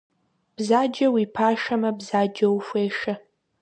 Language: Kabardian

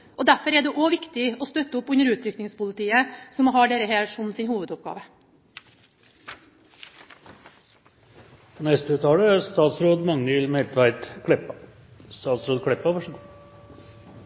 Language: Norwegian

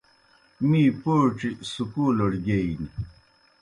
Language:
Kohistani Shina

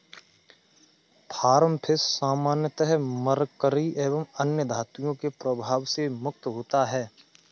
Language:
Hindi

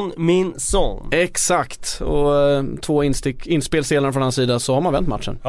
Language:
Swedish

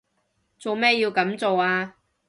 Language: Cantonese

